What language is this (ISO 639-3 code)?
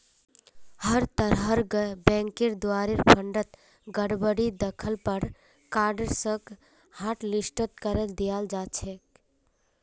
mag